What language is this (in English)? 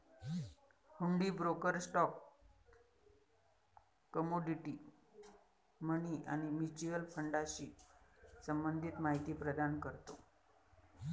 Marathi